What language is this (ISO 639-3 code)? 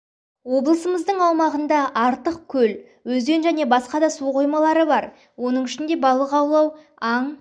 kaz